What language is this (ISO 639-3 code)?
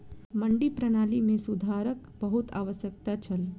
mai